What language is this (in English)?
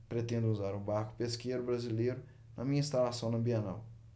Portuguese